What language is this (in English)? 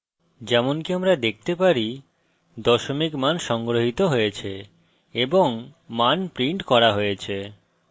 Bangla